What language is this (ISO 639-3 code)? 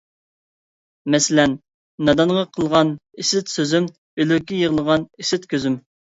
uig